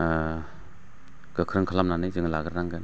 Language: Bodo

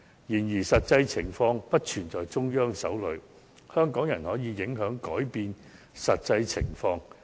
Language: Cantonese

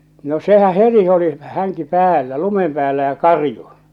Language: Finnish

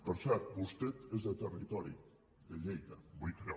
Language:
Catalan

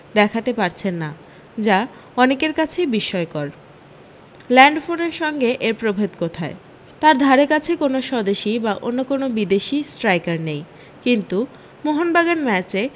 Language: Bangla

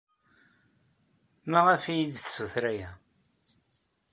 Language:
Kabyle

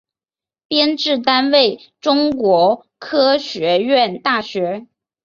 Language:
Chinese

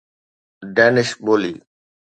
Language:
Sindhi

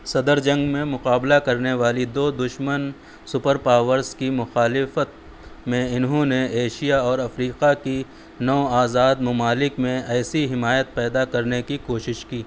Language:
Urdu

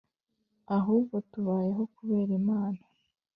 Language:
Kinyarwanda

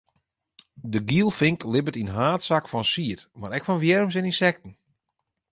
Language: Western Frisian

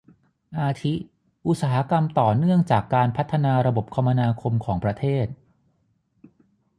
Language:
Thai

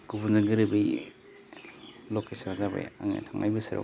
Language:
Bodo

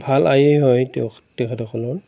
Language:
Assamese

